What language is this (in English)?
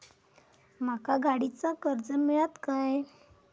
Marathi